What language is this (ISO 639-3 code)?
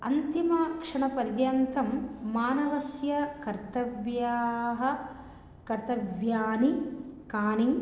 san